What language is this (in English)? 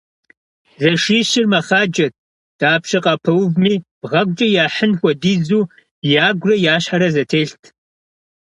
Kabardian